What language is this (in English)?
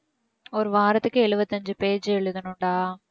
Tamil